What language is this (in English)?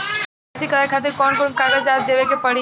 Bhojpuri